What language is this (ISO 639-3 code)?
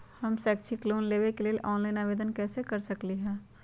mag